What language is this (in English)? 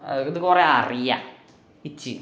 Malayalam